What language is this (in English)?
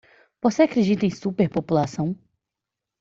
Portuguese